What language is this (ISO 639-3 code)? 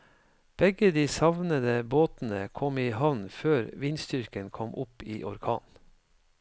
nor